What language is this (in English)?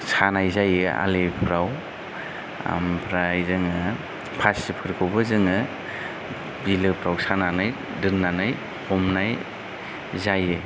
Bodo